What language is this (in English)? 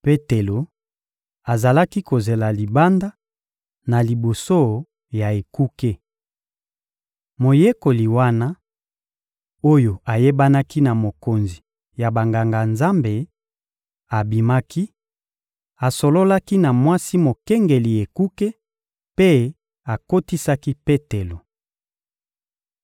Lingala